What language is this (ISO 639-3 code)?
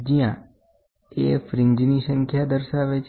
guj